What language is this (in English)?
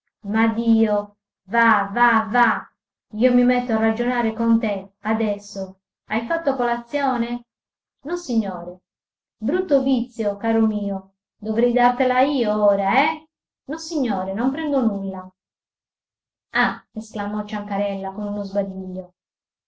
Italian